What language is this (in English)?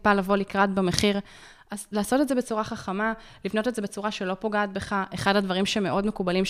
Hebrew